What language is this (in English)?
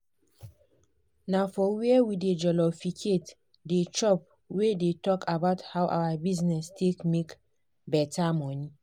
Nigerian Pidgin